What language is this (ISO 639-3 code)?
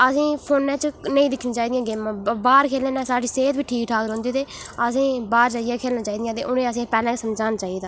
doi